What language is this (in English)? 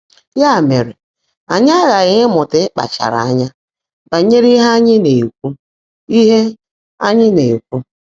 Igbo